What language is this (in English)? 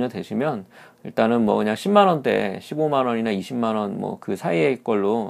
Korean